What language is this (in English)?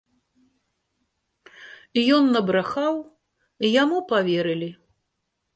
Belarusian